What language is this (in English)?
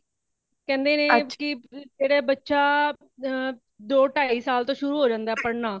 Punjabi